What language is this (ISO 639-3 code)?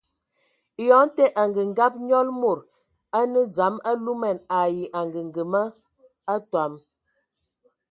ewo